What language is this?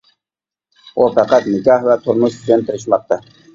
Uyghur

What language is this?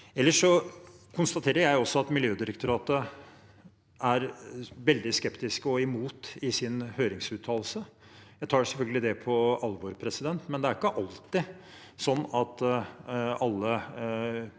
Norwegian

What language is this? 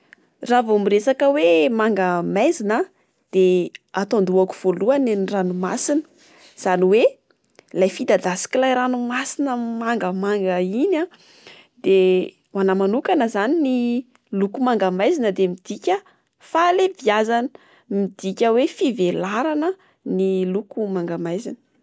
Malagasy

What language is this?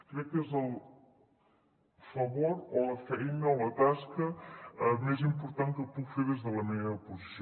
Catalan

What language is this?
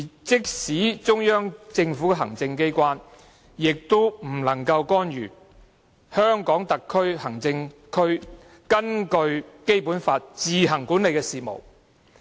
Cantonese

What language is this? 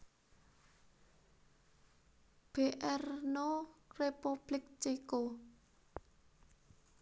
Javanese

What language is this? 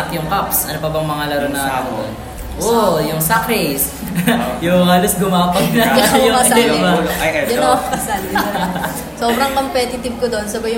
Filipino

